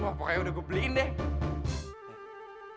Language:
Indonesian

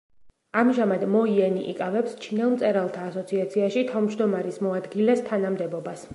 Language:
Georgian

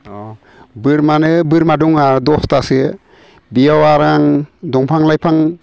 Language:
Bodo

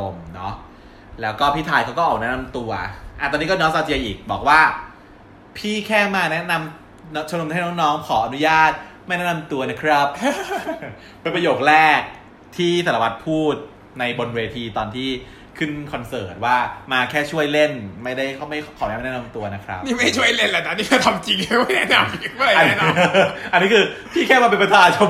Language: Thai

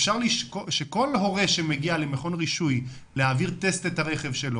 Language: Hebrew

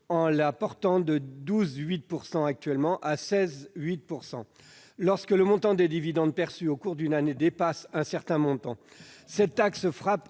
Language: French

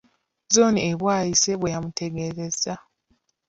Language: Ganda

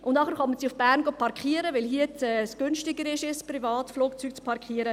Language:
Swiss German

